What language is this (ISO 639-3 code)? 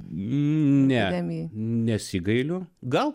lit